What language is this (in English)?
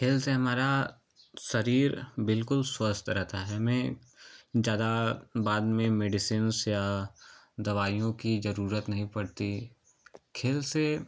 Hindi